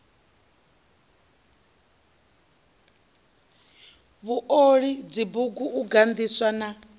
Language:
Venda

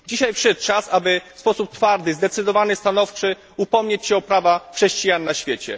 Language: Polish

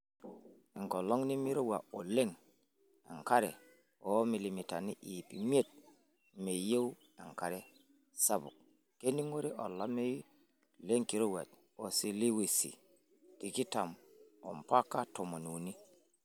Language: Masai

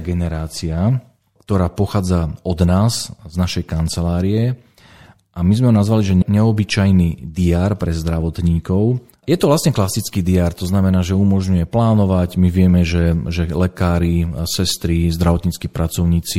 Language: Slovak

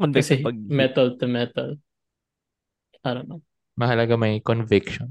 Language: Filipino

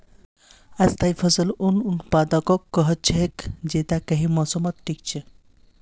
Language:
Magahi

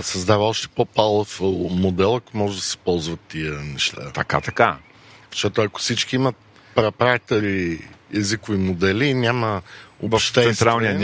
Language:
Bulgarian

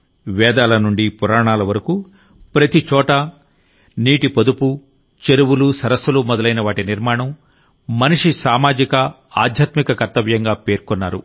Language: Telugu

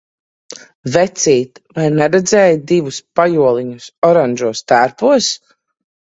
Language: Latvian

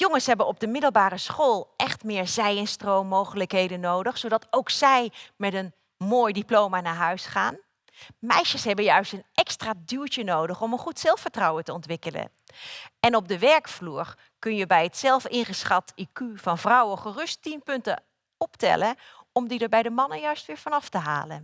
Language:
Dutch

